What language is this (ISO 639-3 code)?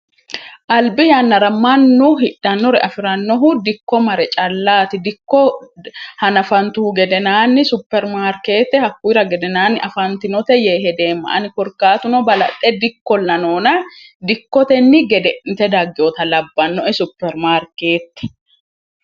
sid